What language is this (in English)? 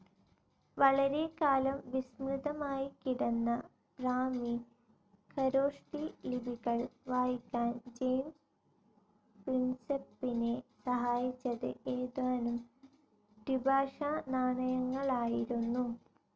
Malayalam